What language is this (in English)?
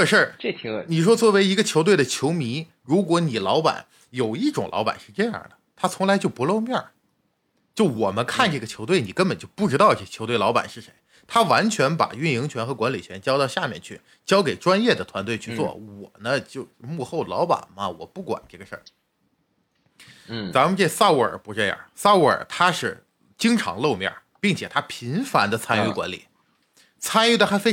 Chinese